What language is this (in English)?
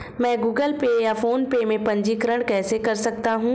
Hindi